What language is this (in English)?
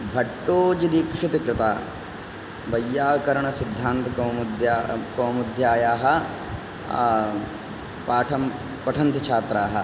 Sanskrit